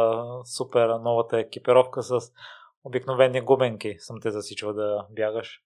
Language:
Bulgarian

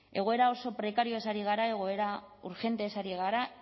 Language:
Basque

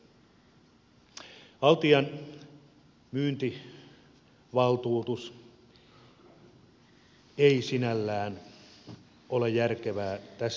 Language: Finnish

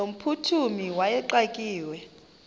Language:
Xhosa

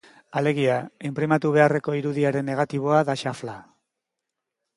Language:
Basque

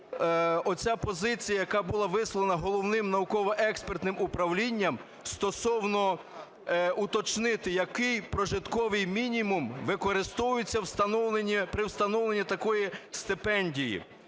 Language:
Ukrainian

